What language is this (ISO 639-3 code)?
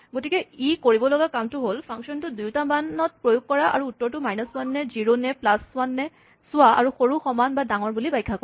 asm